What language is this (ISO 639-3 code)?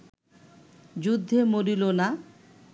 ben